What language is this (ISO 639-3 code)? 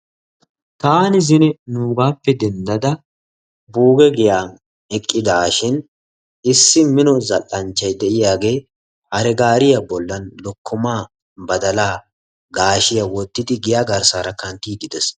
wal